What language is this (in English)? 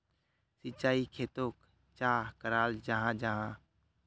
Magahi